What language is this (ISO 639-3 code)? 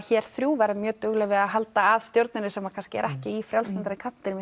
isl